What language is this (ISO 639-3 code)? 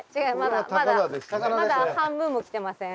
jpn